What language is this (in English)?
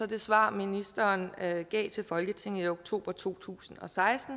Danish